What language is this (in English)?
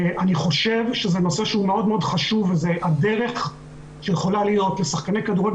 Hebrew